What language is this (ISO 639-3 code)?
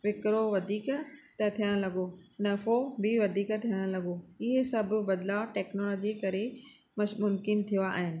snd